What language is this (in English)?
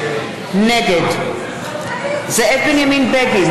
Hebrew